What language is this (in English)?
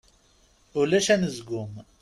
Kabyle